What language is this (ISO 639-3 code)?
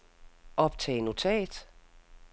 dan